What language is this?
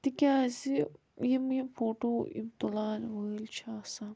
Kashmiri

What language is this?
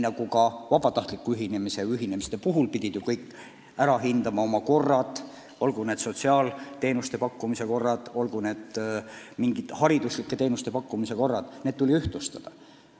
Estonian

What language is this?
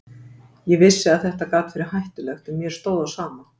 Icelandic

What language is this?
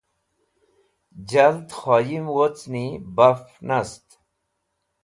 Wakhi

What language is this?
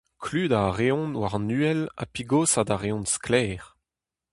Breton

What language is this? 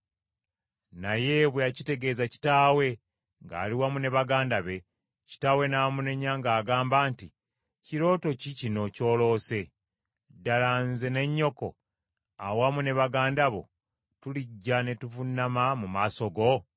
Ganda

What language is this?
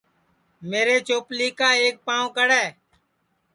Sansi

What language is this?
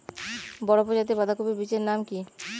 Bangla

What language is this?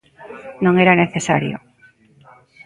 Galician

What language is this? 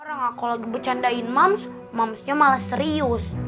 Indonesian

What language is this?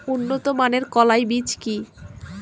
Bangla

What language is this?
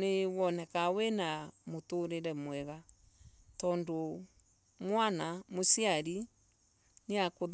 Embu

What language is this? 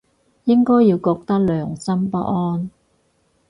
Cantonese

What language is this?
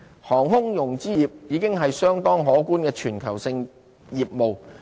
Cantonese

